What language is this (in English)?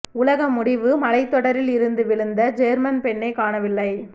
Tamil